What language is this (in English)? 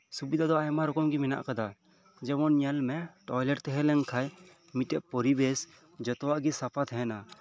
Santali